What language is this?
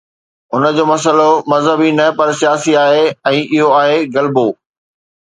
Sindhi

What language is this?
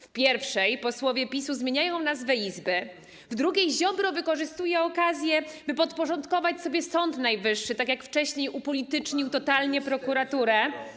Polish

